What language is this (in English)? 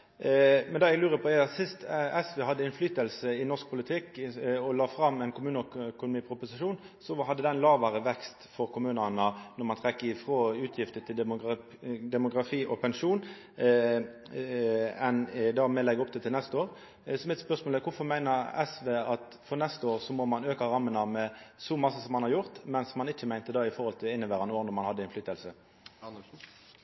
Norwegian Nynorsk